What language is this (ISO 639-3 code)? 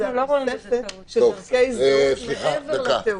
heb